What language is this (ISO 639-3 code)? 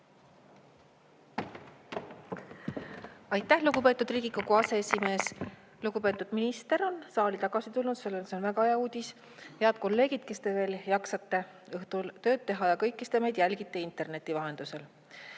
est